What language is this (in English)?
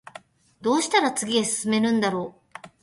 Japanese